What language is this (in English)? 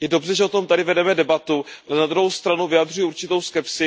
Czech